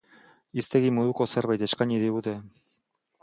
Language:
Basque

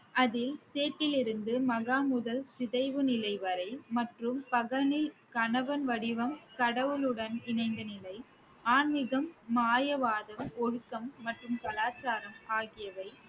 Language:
Tamil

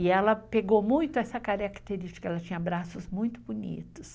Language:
Portuguese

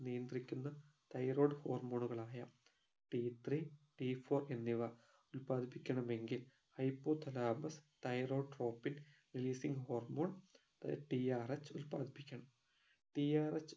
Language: Malayalam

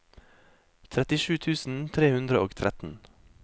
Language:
Norwegian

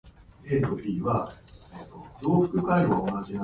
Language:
Japanese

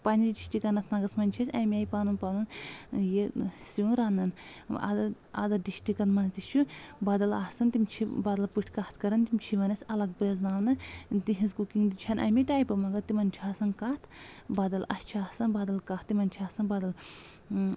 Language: Kashmiri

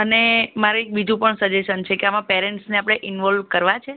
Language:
Gujarati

